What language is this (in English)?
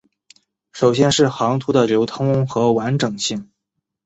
Chinese